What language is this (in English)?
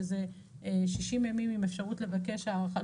Hebrew